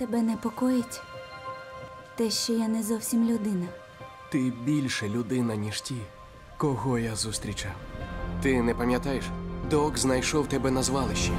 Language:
Ukrainian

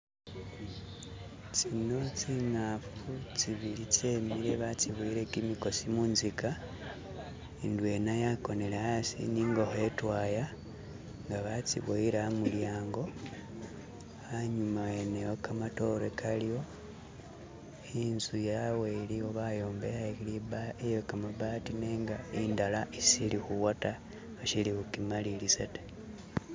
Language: Masaaba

